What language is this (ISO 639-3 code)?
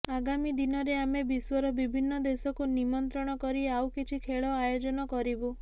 ori